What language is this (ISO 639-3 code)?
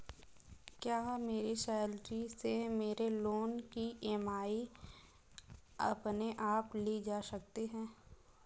hin